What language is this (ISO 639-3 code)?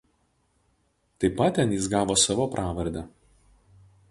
lit